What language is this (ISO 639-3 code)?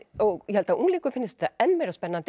isl